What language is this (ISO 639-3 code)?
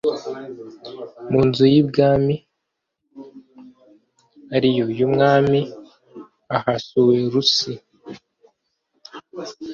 kin